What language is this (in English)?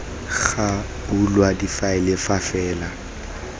Tswana